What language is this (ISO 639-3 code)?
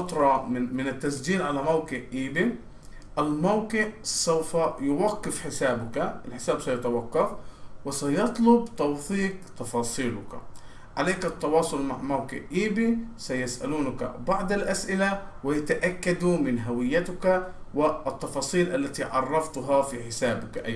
ara